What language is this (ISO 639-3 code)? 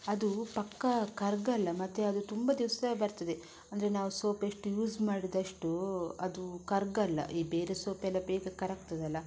kan